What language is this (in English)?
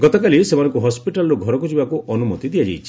Odia